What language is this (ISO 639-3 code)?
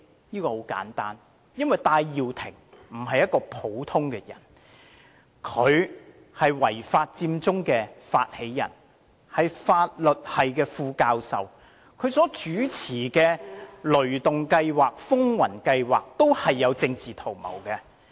yue